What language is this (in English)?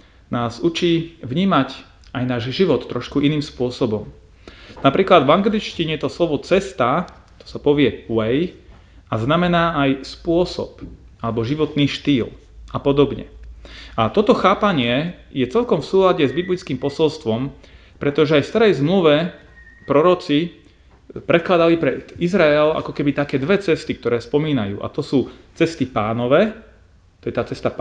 Slovak